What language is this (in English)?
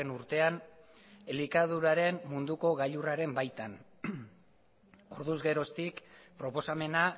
Basque